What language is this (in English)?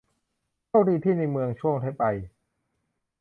Thai